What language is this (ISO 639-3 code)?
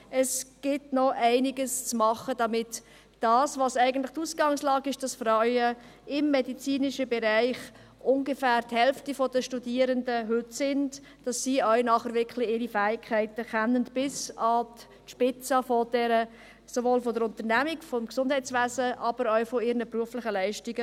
gsw